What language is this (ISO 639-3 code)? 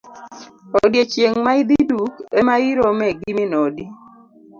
luo